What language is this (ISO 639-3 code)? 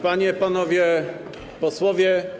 pol